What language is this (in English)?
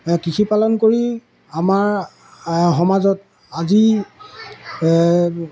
Assamese